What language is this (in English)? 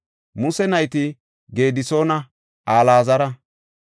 Gofa